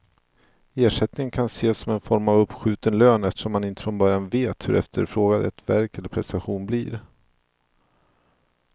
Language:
Swedish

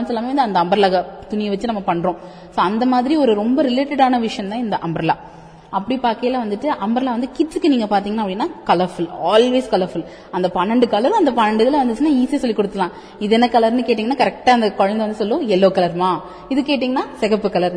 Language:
Tamil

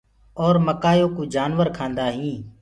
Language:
Gurgula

